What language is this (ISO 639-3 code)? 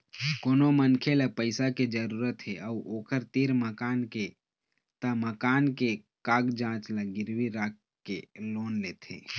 hne